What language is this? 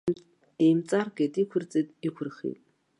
Abkhazian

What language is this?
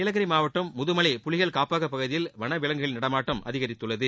Tamil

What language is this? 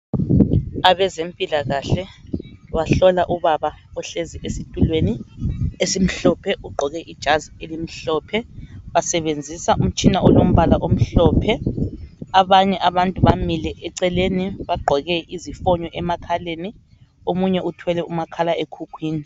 North Ndebele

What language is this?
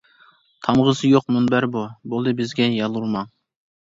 Uyghur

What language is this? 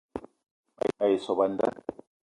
Eton (Cameroon)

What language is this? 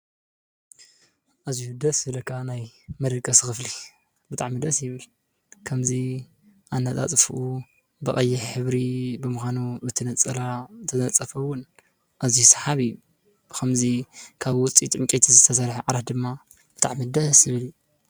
Tigrinya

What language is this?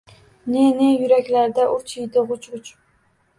Uzbek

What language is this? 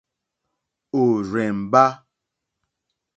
Mokpwe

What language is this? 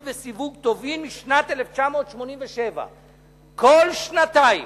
Hebrew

